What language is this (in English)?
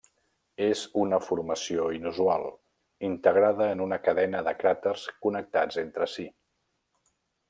Catalan